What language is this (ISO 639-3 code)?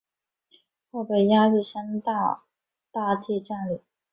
zho